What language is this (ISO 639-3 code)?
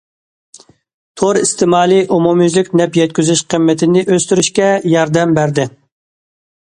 uig